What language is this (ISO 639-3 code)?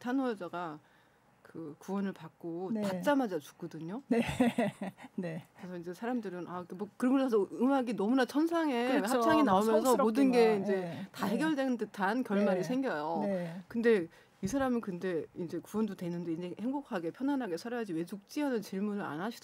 kor